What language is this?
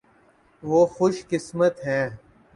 Urdu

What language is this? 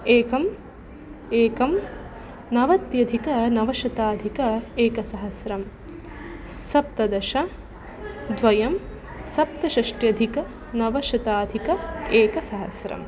Sanskrit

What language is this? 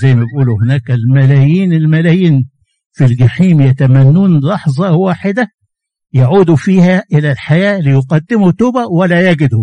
Arabic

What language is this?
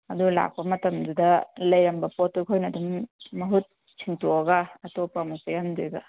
Manipuri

